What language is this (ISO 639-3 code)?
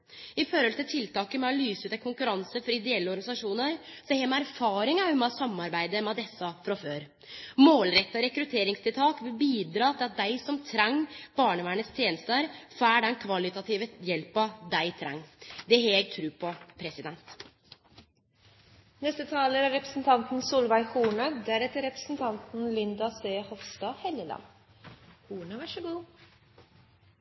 nno